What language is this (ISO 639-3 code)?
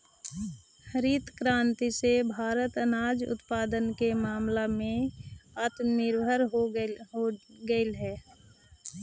mag